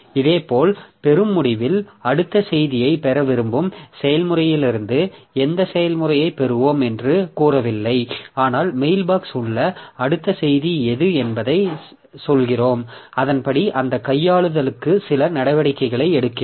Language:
Tamil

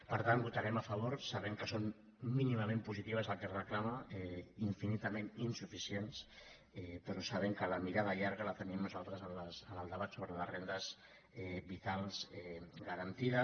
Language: Catalan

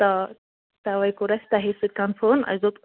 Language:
Kashmiri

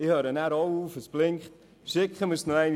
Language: Swiss German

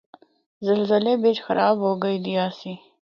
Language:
Northern Hindko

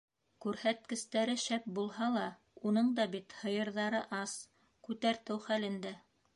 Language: Bashkir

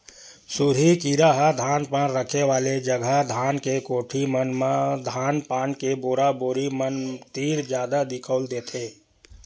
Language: Chhattisgarhi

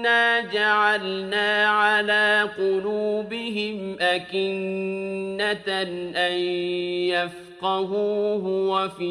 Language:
Arabic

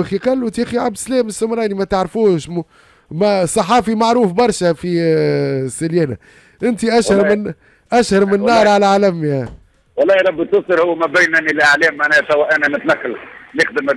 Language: Arabic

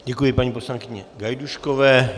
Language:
Czech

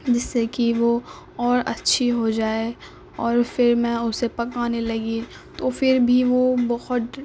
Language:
Urdu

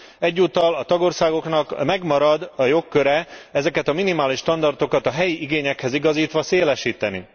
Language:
Hungarian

